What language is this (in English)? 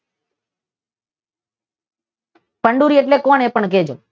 Gujarati